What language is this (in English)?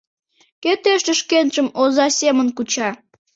Mari